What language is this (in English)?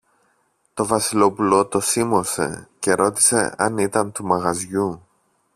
Greek